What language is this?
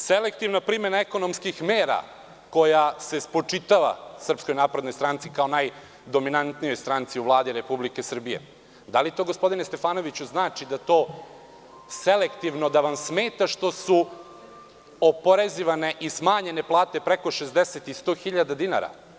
Serbian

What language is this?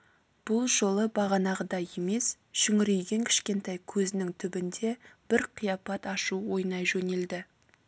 Kazakh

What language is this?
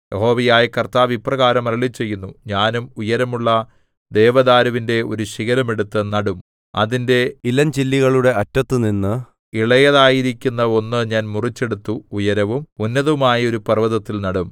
Malayalam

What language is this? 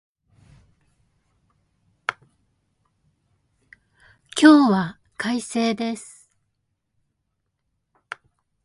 Japanese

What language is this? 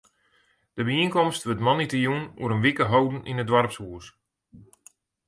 Western Frisian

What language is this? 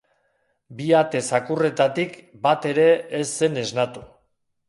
Basque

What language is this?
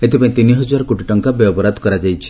Odia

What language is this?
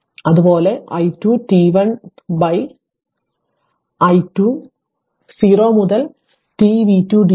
Malayalam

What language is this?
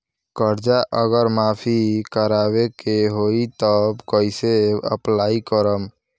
Bhojpuri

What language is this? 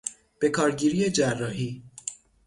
Persian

